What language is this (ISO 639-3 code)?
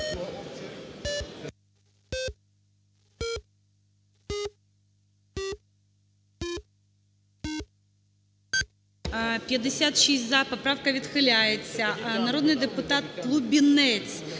ukr